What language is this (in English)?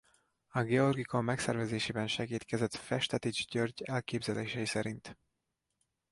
Hungarian